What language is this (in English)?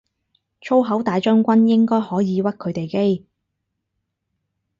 Cantonese